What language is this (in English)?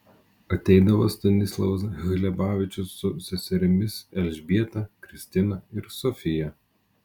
Lithuanian